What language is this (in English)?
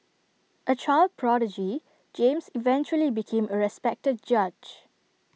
English